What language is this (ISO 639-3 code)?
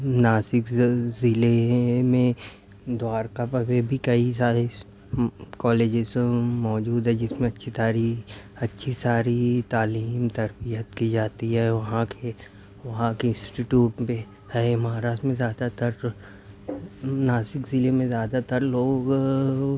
urd